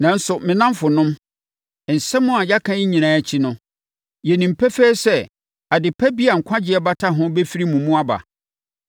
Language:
Akan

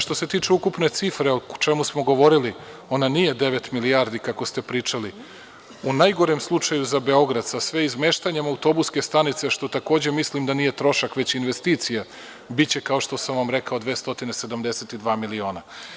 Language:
Serbian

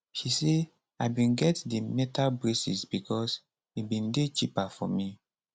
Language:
Nigerian Pidgin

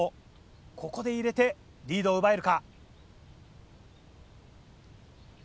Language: Japanese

